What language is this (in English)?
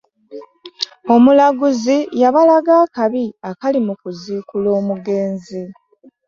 Ganda